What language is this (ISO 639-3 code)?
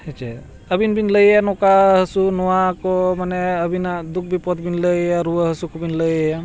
sat